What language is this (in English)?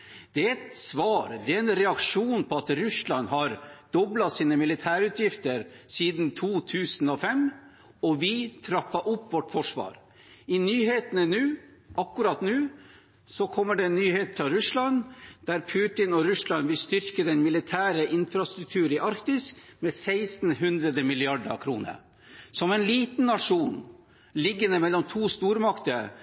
Norwegian Bokmål